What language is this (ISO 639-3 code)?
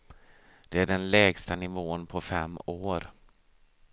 swe